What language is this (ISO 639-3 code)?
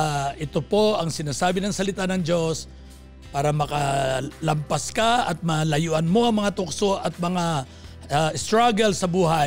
fil